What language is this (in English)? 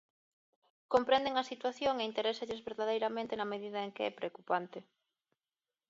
Galician